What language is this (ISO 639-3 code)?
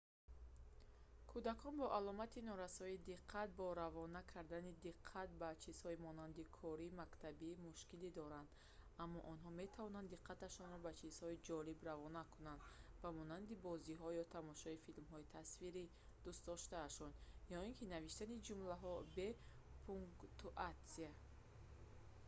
tgk